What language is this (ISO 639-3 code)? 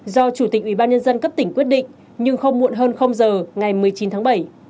vie